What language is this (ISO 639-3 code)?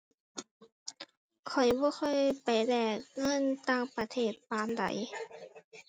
tha